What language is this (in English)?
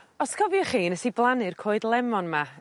Welsh